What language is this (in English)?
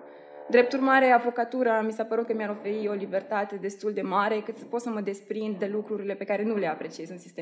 Romanian